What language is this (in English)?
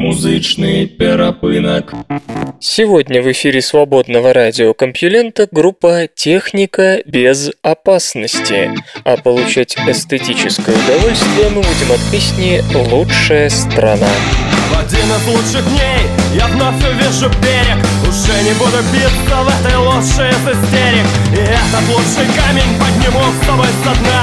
Russian